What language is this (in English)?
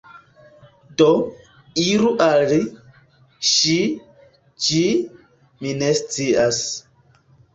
Esperanto